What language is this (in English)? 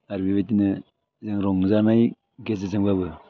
Bodo